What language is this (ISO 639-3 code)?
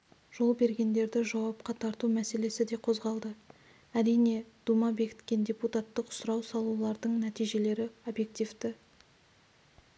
kaz